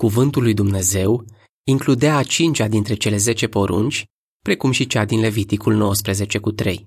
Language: Romanian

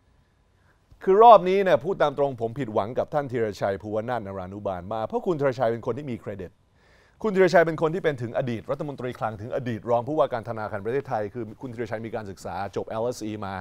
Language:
Thai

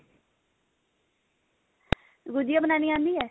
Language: Punjabi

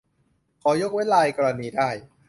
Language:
Thai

